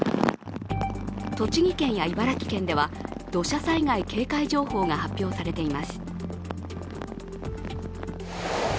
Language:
Japanese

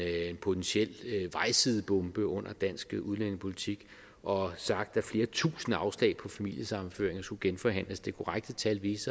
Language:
Danish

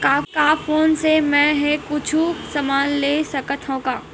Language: Chhattisgarhi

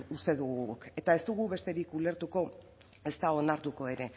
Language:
Basque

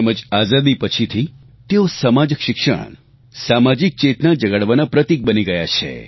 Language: Gujarati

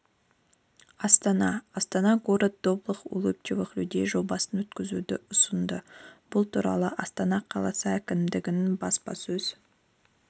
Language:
Kazakh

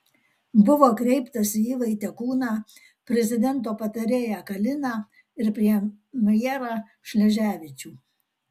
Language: Lithuanian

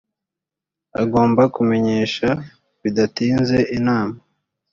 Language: Kinyarwanda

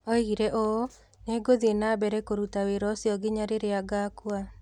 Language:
Kikuyu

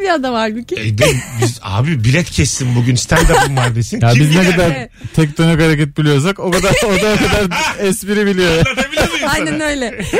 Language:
Turkish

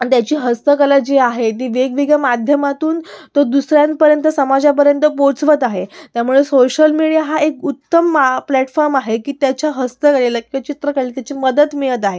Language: Marathi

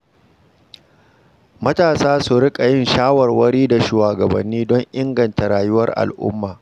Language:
Hausa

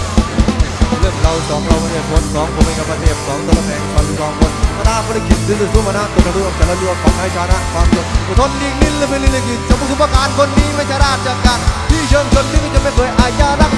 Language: Thai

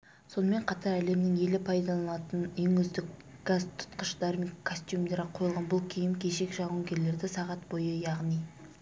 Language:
Kazakh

